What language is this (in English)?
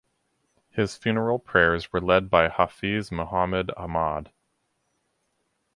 English